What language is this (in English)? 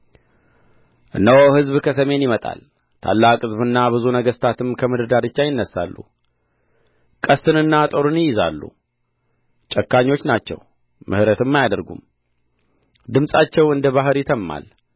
Amharic